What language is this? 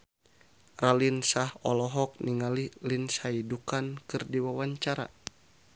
Sundanese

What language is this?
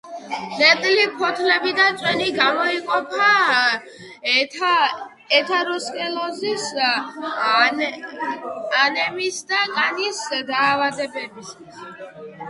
Georgian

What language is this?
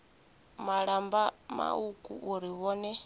Venda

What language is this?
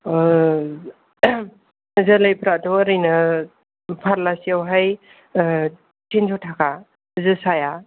Bodo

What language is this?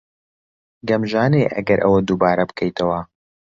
Central Kurdish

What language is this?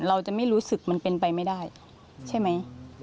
Thai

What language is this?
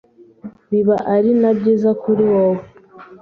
Kinyarwanda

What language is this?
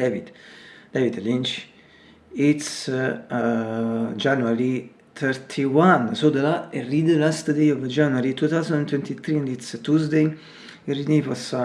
English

